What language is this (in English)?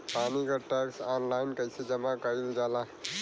Bhojpuri